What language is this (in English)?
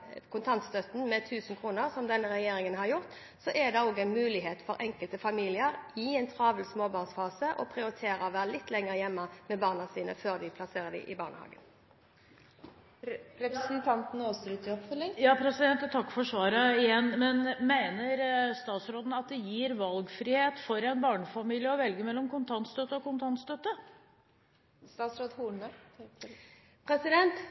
Norwegian